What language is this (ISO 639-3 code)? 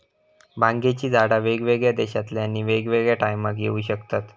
mar